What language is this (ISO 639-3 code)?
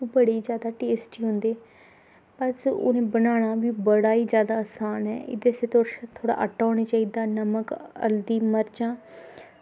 doi